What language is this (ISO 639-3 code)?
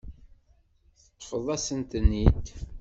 kab